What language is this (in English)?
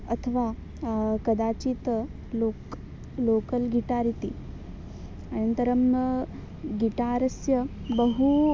Sanskrit